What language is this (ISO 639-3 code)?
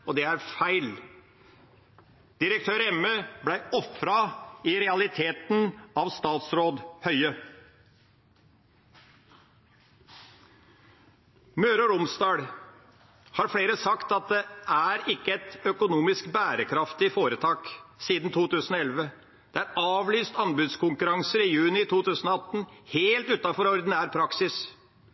nob